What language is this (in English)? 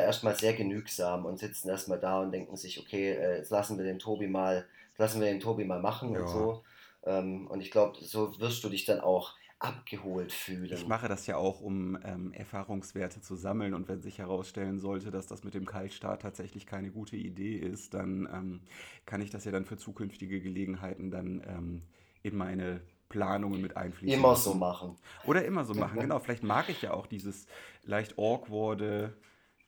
German